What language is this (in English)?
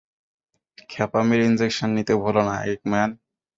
Bangla